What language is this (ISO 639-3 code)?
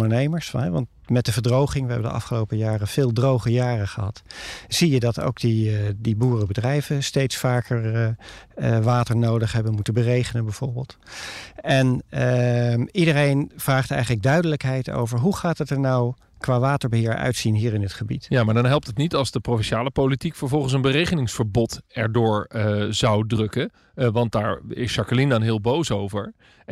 nld